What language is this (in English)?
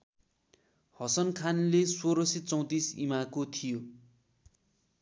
Nepali